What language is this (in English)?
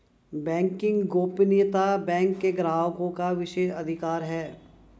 Hindi